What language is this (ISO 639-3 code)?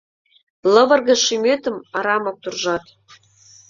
chm